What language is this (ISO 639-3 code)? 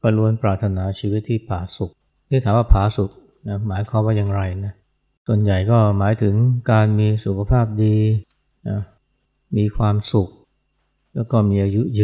tha